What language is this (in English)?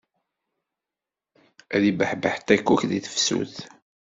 Kabyle